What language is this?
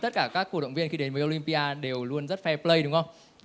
Vietnamese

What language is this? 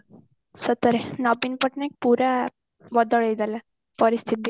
Odia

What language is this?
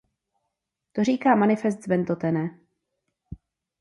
Czech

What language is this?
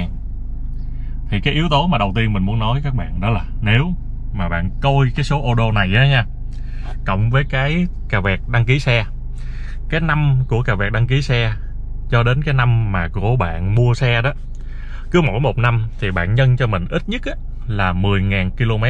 Vietnamese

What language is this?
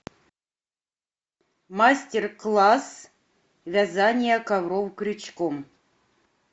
Russian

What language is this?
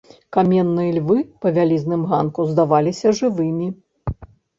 Belarusian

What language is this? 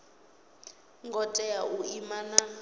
Venda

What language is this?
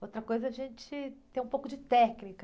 Portuguese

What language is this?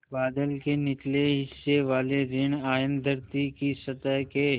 Hindi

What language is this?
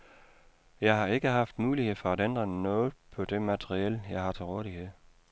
Danish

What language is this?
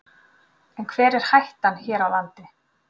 Icelandic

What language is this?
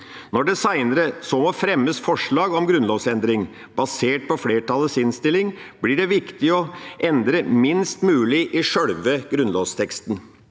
Norwegian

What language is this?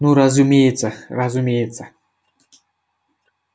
Russian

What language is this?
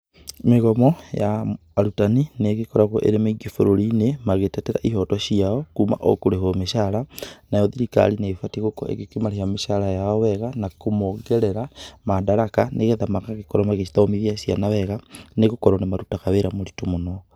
Kikuyu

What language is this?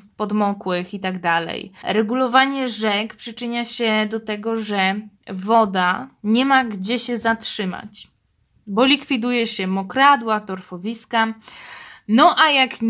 Polish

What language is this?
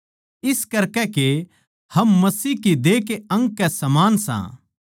Haryanvi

